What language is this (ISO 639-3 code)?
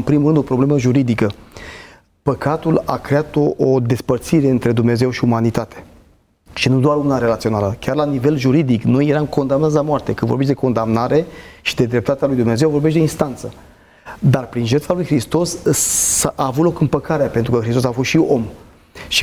ron